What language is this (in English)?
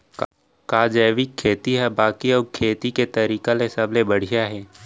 Chhattisgarhi